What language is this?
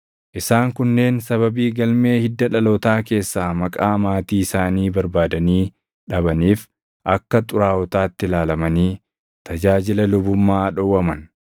Oromo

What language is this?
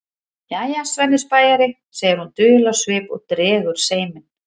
Icelandic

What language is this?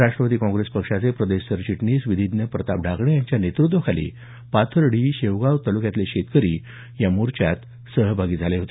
Marathi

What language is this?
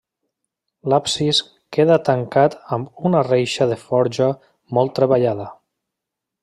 Catalan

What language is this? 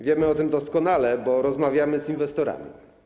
Polish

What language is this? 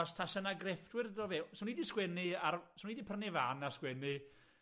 Welsh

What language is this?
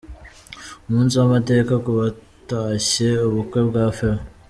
Kinyarwanda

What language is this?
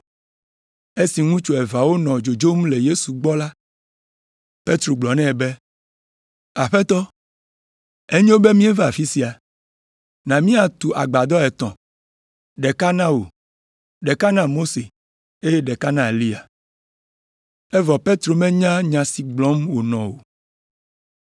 Ewe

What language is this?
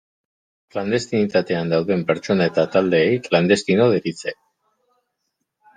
Basque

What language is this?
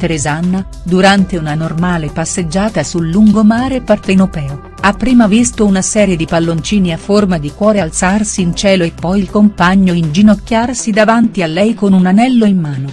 Italian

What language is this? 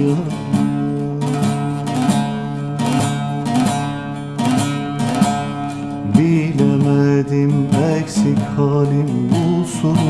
Turkish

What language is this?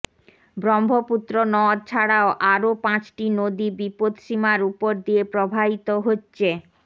Bangla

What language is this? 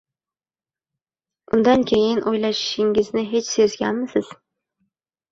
Uzbek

